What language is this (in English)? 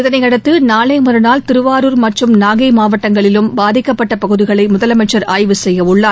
Tamil